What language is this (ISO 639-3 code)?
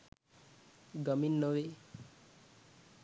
sin